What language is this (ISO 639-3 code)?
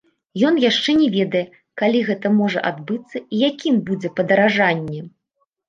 bel